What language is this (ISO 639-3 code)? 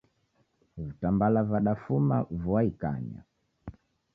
dav